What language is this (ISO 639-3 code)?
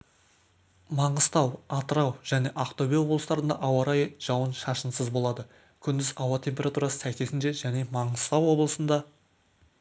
kaz